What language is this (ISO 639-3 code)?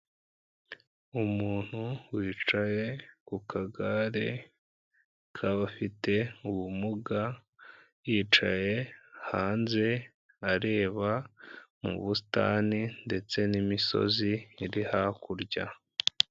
kin